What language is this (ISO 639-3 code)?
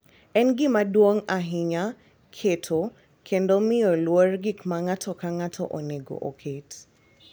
luo